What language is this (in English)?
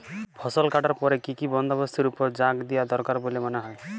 Bangla